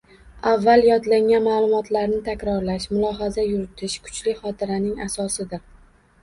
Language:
Uzbek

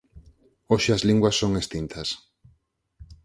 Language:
Galician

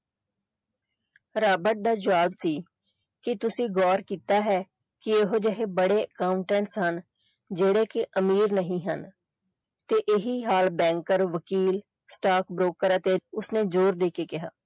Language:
Punjabi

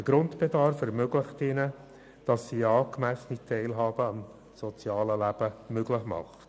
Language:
Swiss German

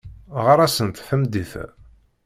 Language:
Kabyle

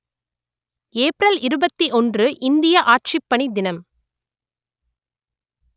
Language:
Tamil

